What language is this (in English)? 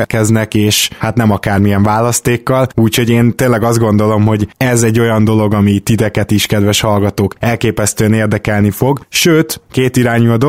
Hungarian